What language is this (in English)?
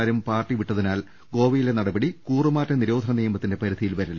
Malayalam